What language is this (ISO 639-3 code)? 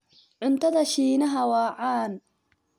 som